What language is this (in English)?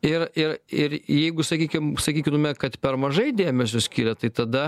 Lithuanian